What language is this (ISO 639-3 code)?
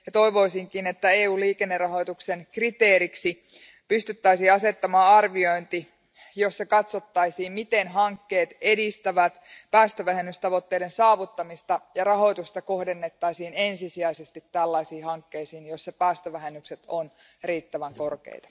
fin